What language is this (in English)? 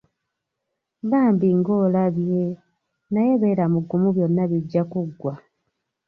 Ganda